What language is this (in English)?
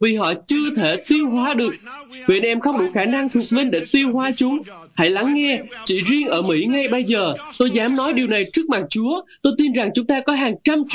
Vietnamese